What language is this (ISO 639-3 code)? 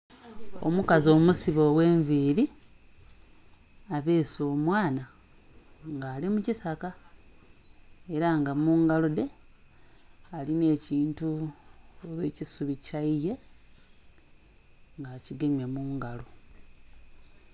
xog